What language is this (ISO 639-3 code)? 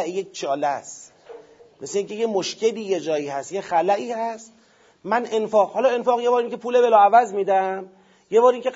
fas